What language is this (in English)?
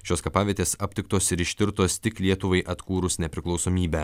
Lithuanian